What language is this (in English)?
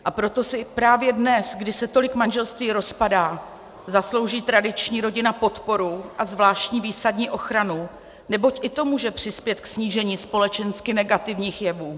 Czech